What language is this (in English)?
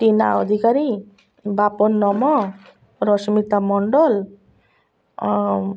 Odia